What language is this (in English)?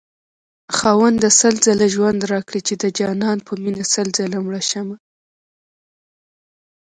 Pashto